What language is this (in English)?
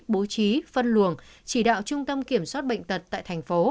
Vietnamese